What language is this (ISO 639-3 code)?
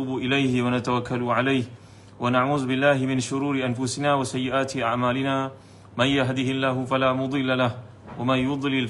msa